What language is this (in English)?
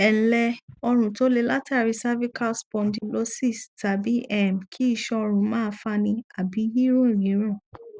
Yoruba